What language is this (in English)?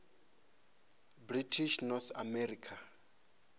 Venda